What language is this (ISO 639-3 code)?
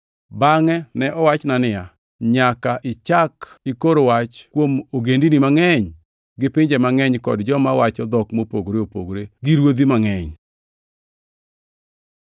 luo